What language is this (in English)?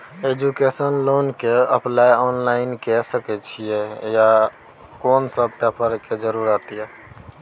Maithili